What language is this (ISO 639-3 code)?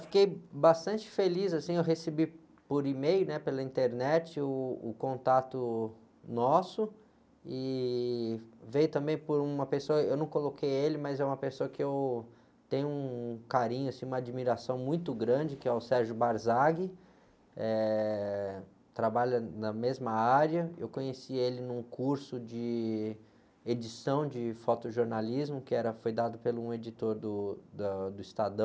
por